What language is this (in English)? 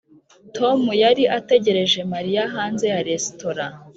Kinyarwanda